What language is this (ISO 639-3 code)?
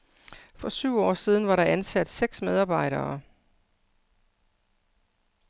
dan